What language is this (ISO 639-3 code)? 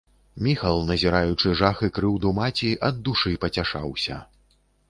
bel